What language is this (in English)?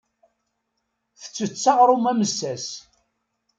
Kabyle